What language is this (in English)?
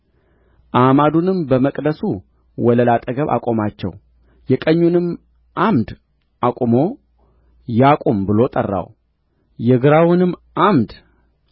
Amharic